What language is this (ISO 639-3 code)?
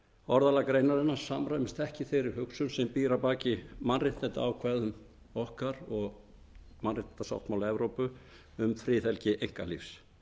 isl